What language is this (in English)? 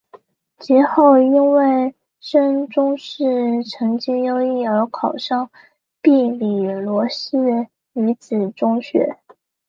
Chinese